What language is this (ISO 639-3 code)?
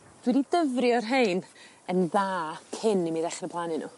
cym